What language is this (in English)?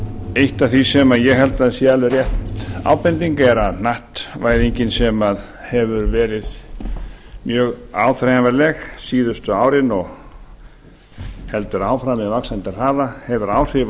Icelandic